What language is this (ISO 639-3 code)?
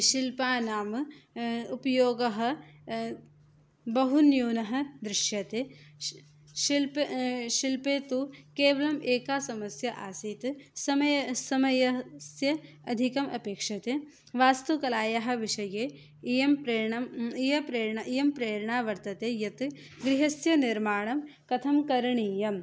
san